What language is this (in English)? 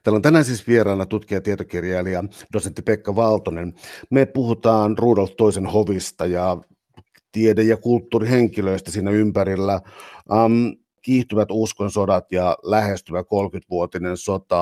Finnish